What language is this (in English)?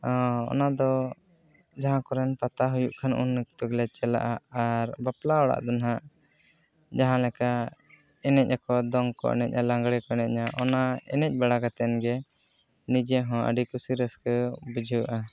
Santali